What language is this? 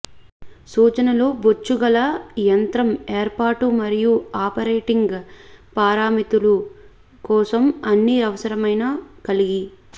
Telugu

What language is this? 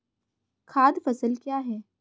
Hindi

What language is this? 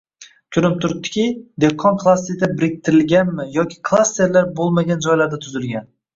Uzbek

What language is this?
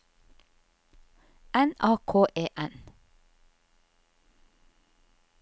Norwegian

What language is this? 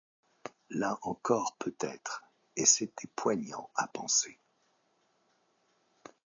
French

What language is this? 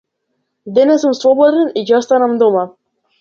Macedonian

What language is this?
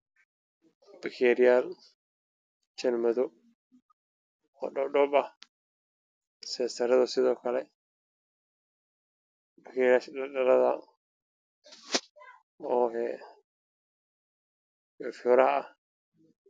Somali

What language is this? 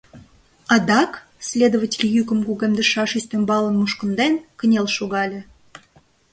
Mari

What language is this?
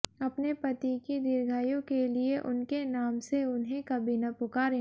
Hindi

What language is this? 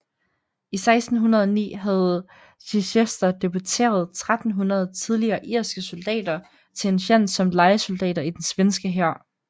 Danish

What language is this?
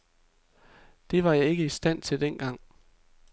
Danish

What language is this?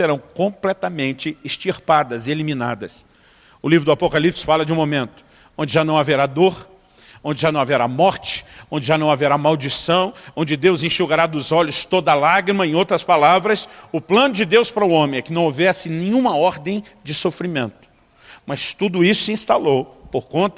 Portuguese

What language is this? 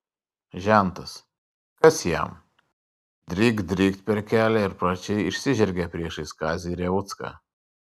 Lithuanian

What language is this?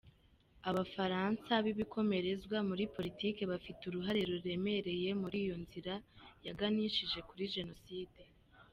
Kinyarwanda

